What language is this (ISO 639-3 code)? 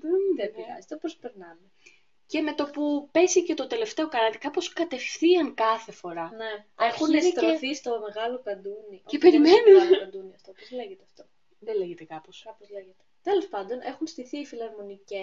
ell